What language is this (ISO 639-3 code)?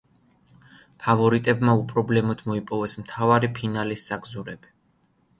kat